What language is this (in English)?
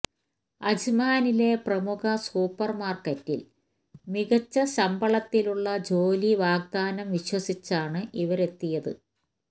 Malayalam